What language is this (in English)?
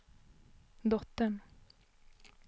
Swedish